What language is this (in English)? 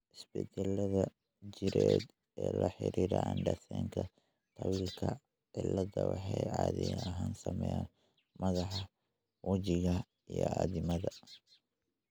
Somali